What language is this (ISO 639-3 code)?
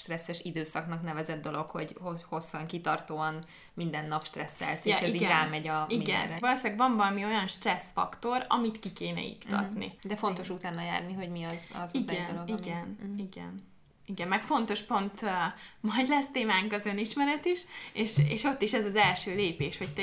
hun